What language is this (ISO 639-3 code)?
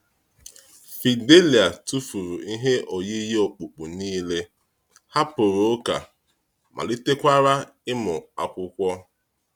ibo